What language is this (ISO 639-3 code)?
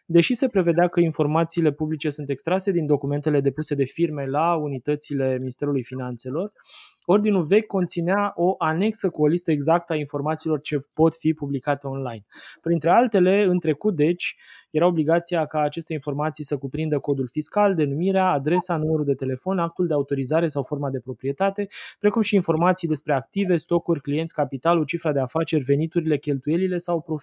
ron